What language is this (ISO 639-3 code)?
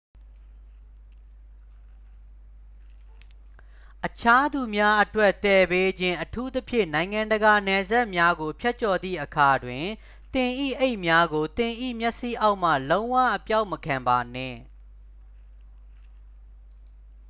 mya